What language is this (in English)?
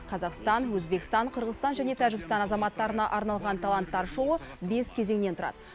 Kazakh